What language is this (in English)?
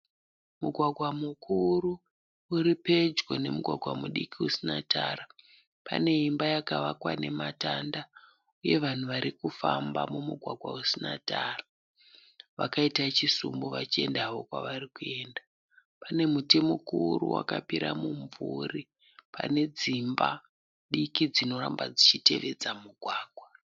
Shona